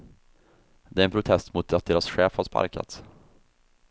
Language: Swedish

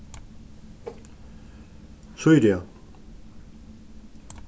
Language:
Faroese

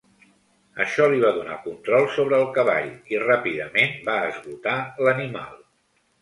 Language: Catalan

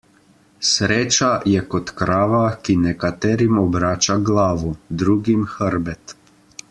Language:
Slovenian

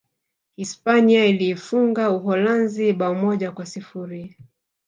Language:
Swahili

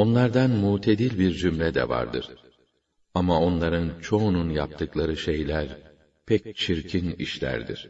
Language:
Turkish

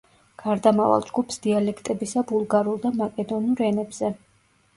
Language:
Georgian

